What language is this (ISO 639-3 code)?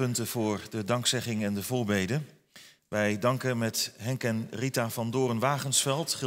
nld